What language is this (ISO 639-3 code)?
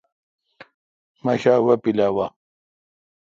xka